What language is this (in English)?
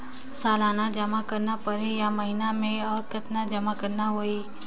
Chhattisgarhi